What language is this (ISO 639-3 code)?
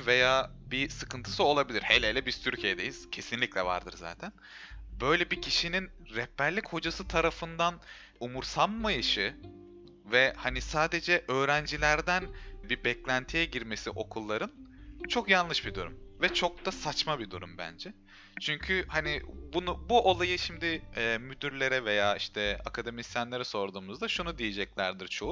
tur